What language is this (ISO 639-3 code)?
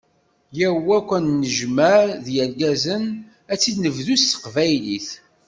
kab